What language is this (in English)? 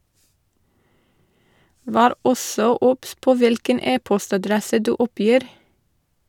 Norwegian